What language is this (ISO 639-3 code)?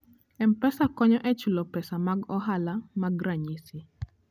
luo